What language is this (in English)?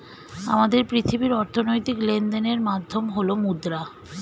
Bangla